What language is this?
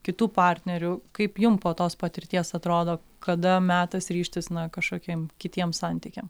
Lithuanian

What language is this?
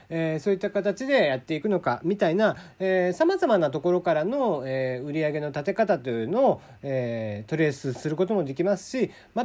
Japanese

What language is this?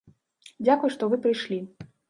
Belarusian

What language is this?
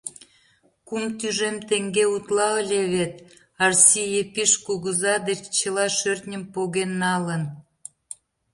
Mari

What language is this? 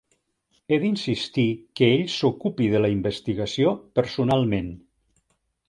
Catalan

